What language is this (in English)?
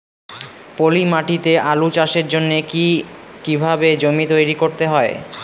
Bangla